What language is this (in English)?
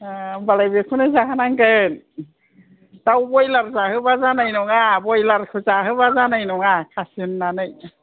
Bodo